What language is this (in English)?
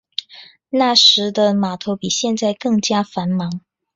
Chinese